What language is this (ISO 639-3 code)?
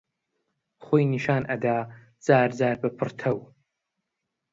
ckb